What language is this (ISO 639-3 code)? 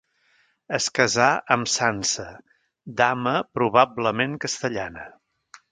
cat